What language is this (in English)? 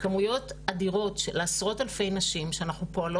Hebrew